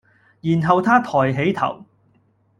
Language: Cantonese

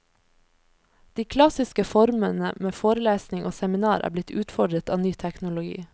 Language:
Norwegian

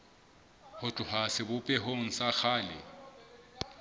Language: Southern Sotho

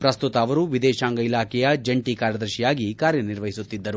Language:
Kannada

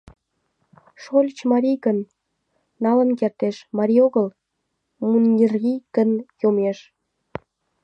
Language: Mari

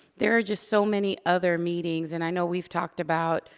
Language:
English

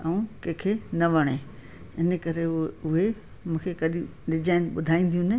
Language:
Sindhi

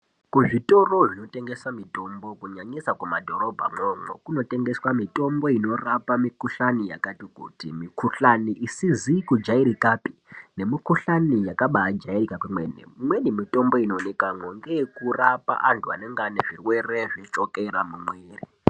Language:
Ndau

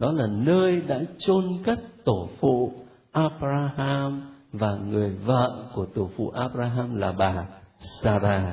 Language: Vietnamese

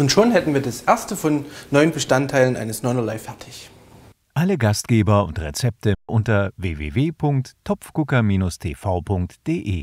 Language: German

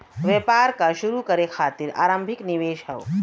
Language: Bhojpuri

